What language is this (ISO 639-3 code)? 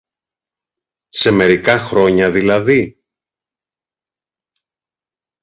ell